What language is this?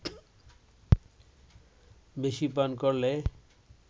Bangla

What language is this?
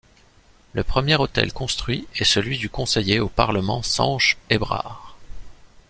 French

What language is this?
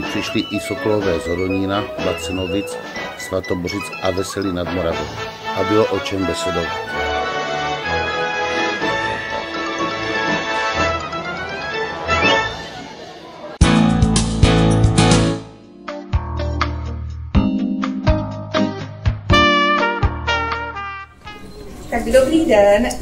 Czech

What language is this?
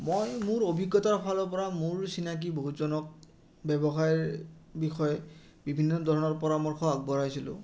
Assamese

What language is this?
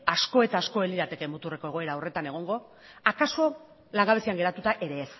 Basque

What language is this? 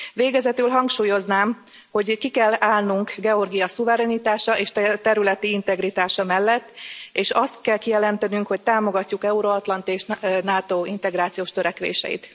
Hungarian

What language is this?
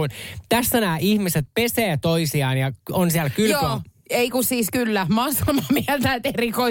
Finnish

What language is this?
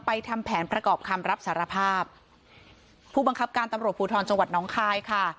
Thai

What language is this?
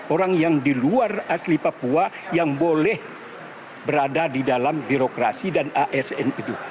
Indonesian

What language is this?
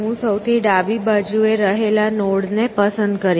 Gujarati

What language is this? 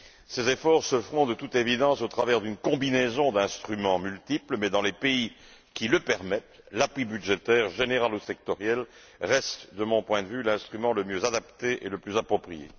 French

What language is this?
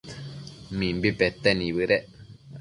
Matsés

